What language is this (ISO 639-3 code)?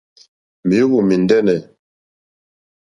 bri